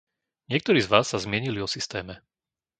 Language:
Slovak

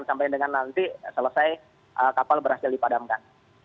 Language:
Indonesian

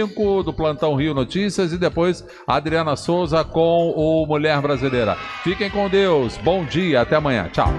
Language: Portuguese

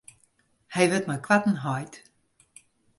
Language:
Western Frisian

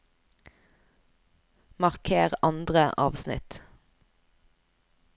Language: Norwegian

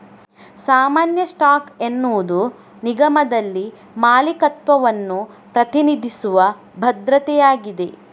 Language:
Kannada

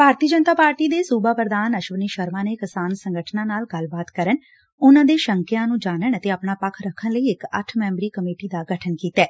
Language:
Punjabi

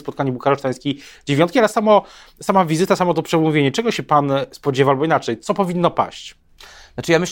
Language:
Polish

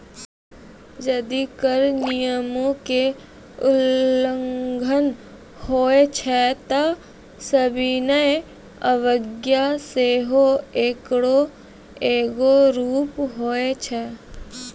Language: Maithili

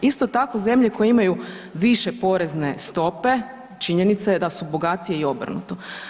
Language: Croatian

